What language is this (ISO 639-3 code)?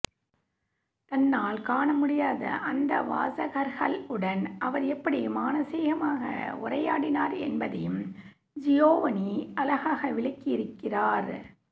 tam